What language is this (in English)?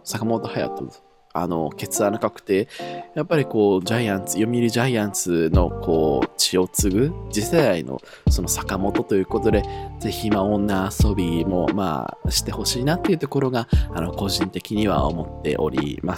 Japanese